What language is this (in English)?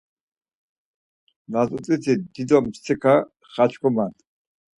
Laz